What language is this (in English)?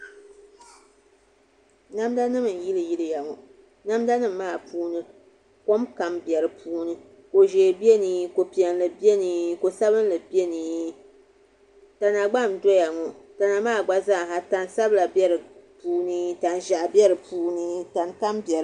Dagbani